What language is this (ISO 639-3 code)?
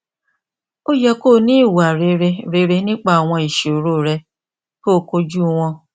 yor